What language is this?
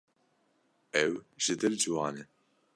Kurdish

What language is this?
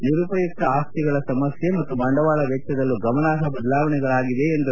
Kannada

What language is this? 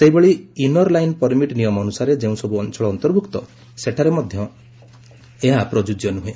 Odia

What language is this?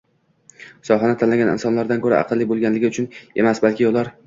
Uzbek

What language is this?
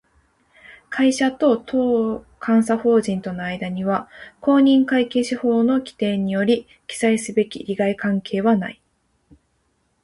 Japanese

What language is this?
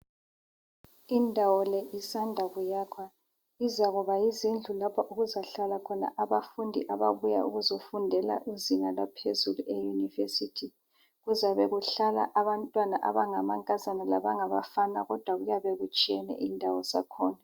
North Ndebele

